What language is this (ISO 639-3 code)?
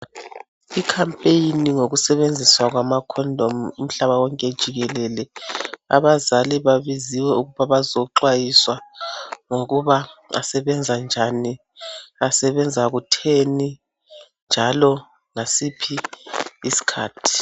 nde